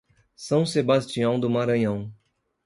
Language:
Portuguese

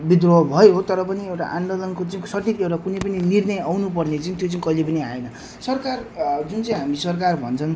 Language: Nepali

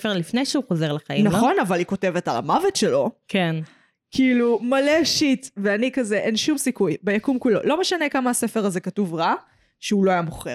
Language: Hebrew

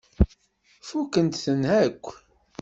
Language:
Kabyle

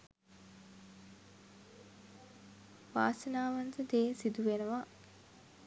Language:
Sinhala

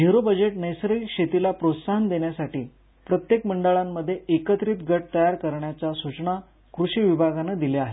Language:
Marathi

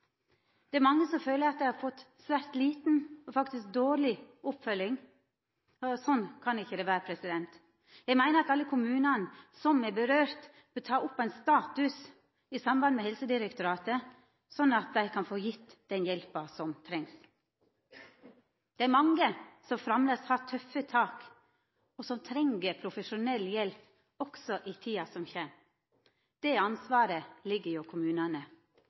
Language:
Norwegian Nynorsk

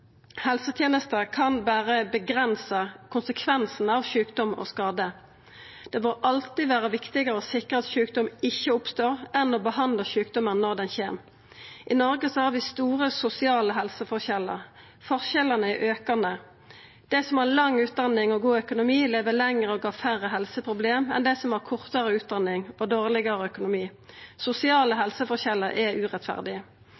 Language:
Norwegian Nynorsk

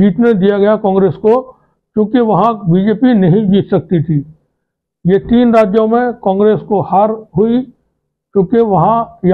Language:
Hindi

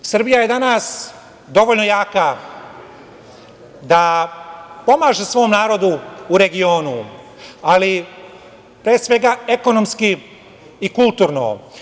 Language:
Serbian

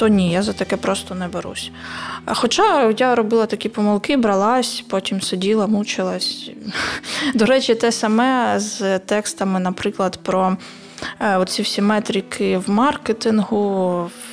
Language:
Ukrainian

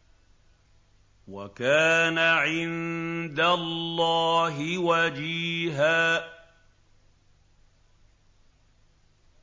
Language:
Arabic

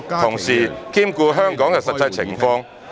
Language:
Cantonese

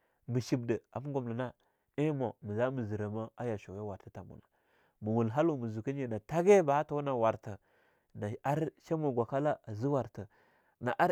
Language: Longuda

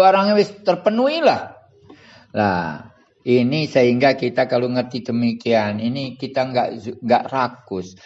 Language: Indonesian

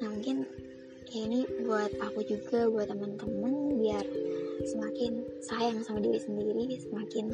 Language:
Indonesian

